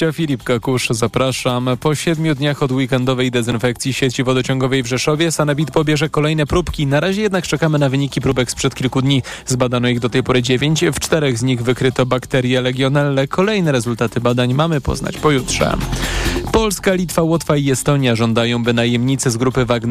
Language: Polish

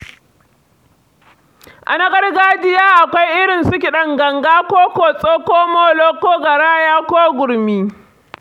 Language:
Hausa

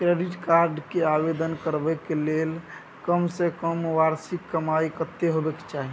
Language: Maithili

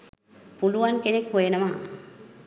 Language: Sinhala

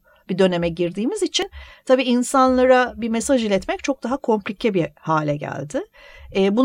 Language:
Turkish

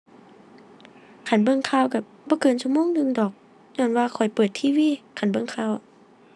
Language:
Thai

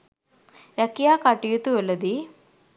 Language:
Sinhala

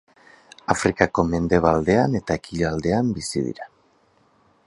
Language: Basque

